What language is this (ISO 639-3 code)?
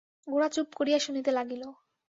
ben